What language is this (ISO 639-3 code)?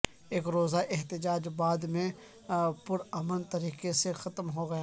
urd